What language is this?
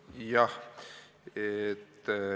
Estonian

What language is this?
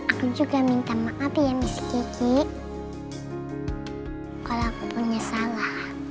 Indonesian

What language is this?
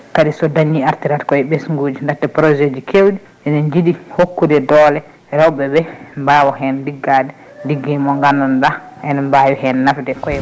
Fula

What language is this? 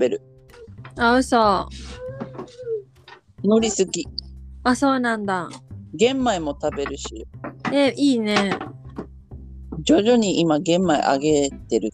Japanese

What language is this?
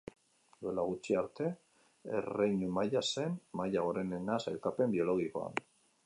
Basque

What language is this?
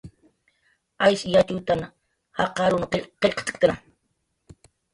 Jaqaru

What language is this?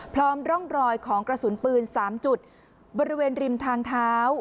Thai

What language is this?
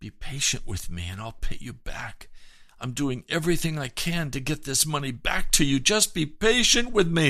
English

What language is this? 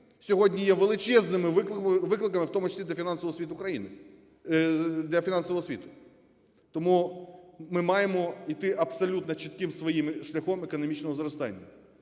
Ukrainian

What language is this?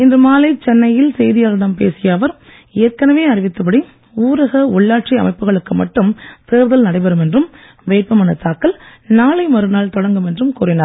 Tamil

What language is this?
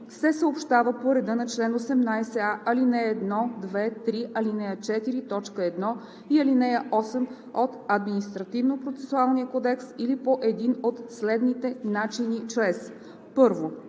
Bulgarian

